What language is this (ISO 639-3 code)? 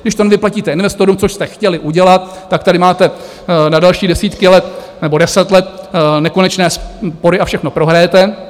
ces